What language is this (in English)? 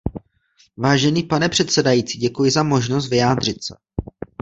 Czech